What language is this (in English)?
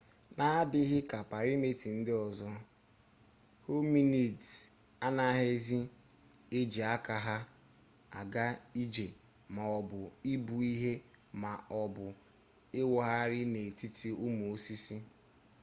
Igbo